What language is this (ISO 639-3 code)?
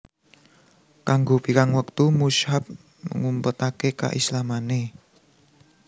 jav